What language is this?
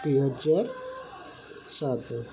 Odia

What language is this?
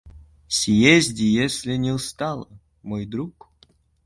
Russian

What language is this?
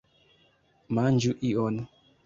Esperanto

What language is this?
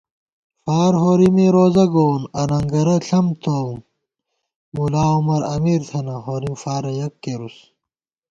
Gawar-Bati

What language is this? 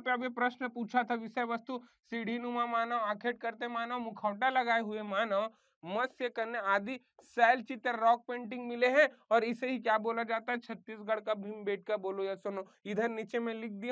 Hindi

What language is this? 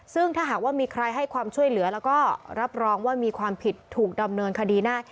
Thai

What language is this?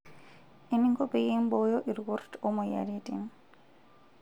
Masai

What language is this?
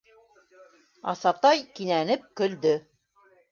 Bashkir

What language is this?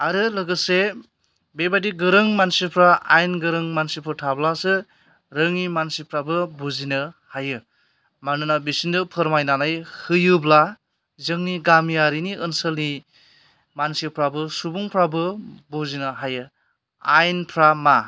Bodo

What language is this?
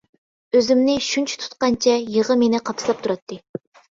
Uyghur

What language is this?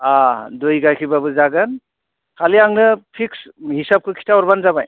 Bodo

